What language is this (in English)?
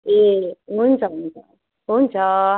Nepali